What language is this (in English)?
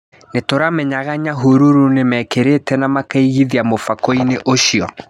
Kikuyu